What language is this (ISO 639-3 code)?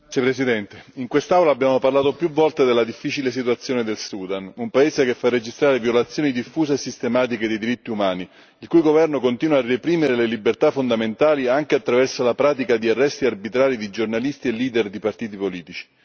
ita